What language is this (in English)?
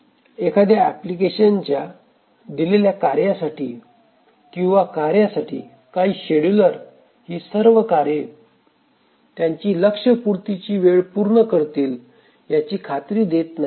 Marathi